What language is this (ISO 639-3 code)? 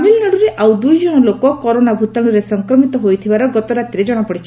ori